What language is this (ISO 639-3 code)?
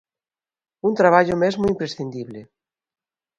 glg